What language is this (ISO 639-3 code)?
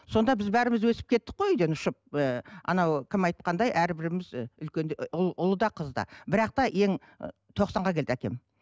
kaz